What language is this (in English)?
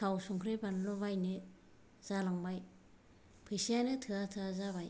Bodo